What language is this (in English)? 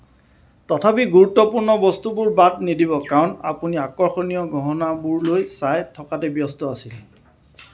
Assamese